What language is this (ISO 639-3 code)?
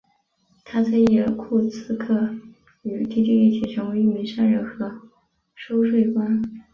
zho